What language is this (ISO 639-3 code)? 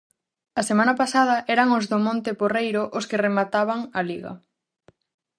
glg